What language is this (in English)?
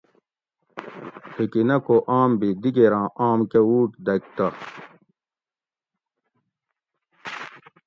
Gawri